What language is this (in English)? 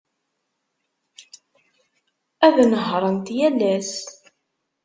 Kabyle